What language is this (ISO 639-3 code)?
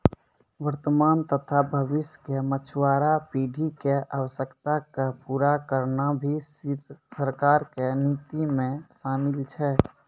mai